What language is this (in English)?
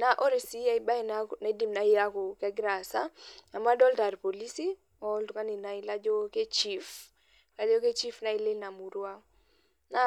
Masai